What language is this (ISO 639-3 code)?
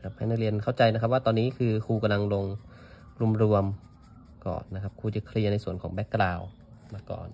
tha